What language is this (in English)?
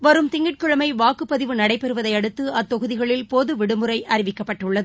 Tamil